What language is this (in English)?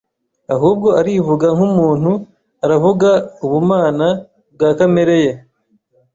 Kinyarwanda